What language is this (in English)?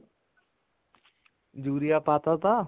Punjabi